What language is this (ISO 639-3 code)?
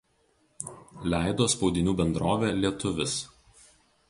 lit